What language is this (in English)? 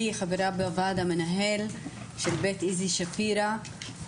Hebrew